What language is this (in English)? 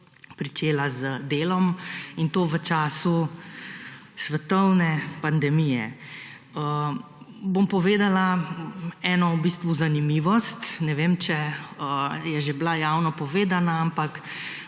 Slovenian